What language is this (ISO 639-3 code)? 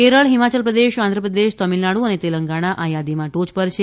guj